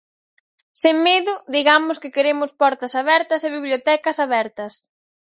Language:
Galician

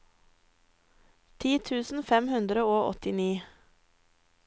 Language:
Norwegian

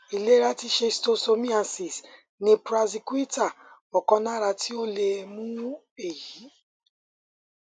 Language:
Yoruba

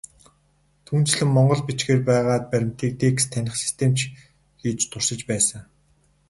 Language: Mongolian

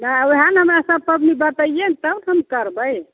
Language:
Maithili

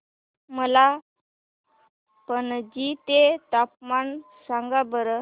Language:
Marathi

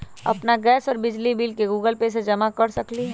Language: Magahi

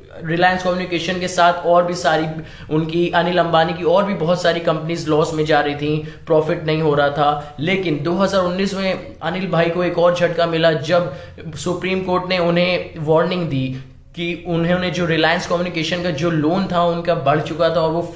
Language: Hindi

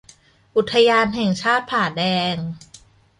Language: Thai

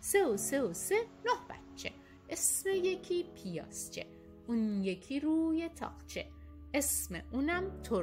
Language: Persian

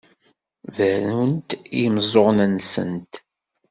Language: Kabyle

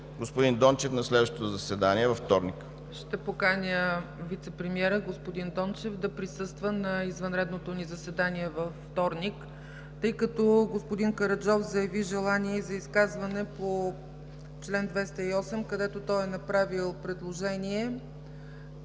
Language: Bulgarian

